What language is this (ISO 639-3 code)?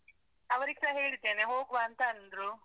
kan